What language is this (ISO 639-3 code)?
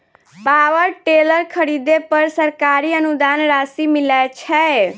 mai